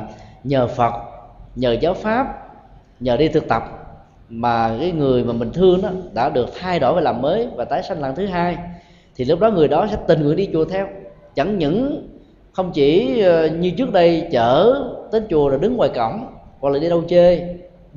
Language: Vietnamese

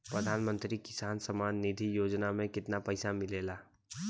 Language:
Bhojpuri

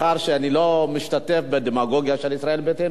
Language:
Hebrew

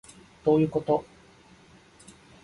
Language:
Japanese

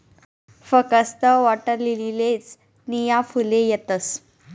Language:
Marathi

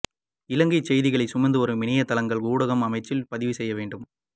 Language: Tamil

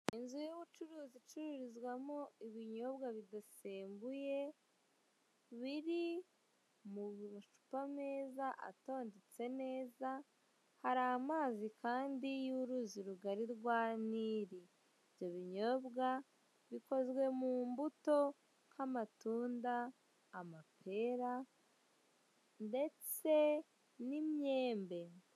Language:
Kinyarwanda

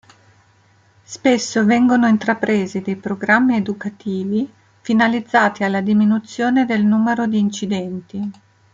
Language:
Italian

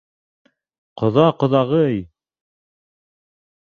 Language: Bashkir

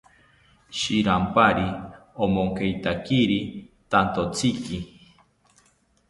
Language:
South Ucayali Ashéninka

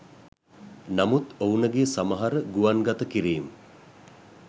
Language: Sinhala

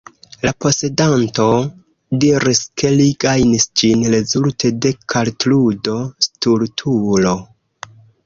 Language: Esperanto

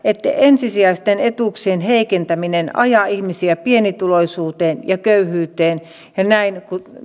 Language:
Finnish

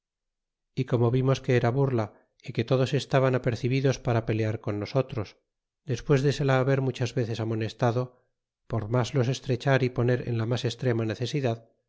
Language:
Spanish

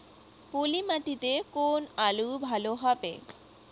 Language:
Bangla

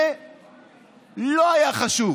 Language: Hebrew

